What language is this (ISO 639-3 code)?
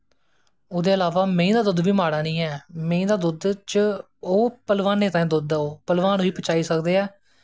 doi